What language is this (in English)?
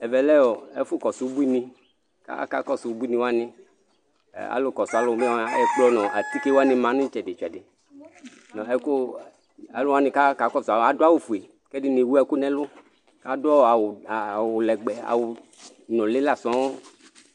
Ikposo